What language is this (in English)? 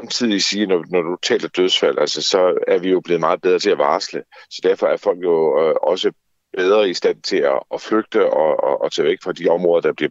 Danish